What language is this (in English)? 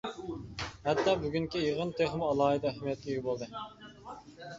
Uyghur